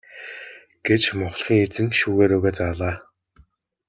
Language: Mongolian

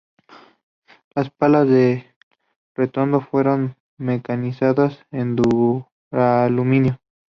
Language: Spanish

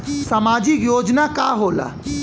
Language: Bhojpuri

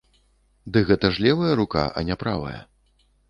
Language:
Belarusian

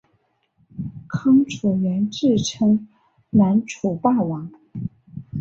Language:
Chinese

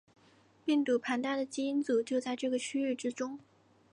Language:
Chinese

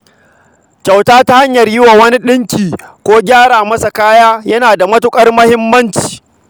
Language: Hausa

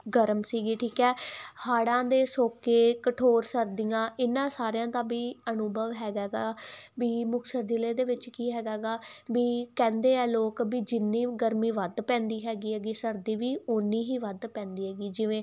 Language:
Punjabi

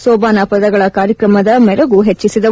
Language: Kannada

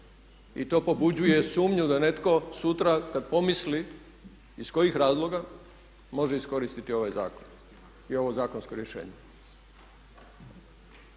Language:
Croatian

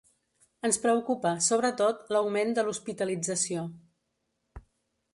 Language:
Catalan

